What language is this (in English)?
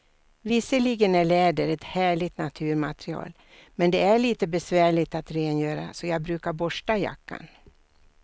Swedish